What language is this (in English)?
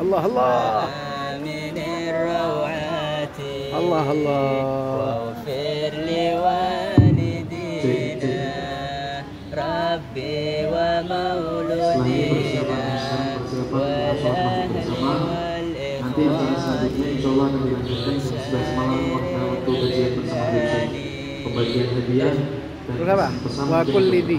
Indonesian